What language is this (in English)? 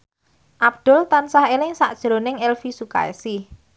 Javanese